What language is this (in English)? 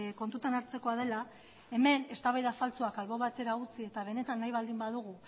Basque